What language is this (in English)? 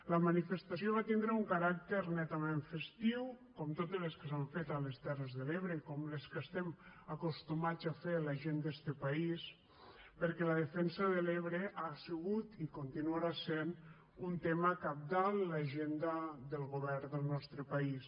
Catalan